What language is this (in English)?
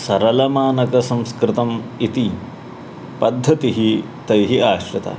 Sanskrit